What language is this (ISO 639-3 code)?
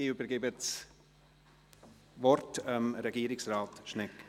gsw